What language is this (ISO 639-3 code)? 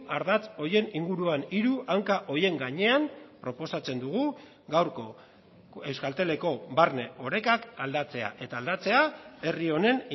eus